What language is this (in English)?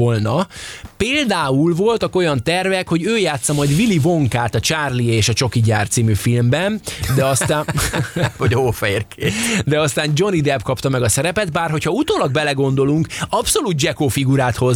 Hungarian